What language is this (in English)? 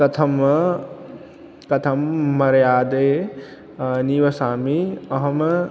Sanskrit